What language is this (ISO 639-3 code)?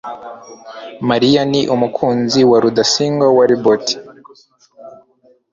kin